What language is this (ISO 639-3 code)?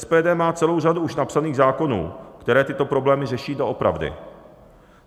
ces